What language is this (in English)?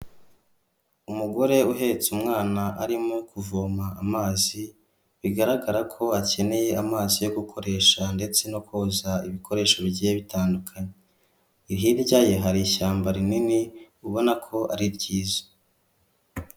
Kinyarwanda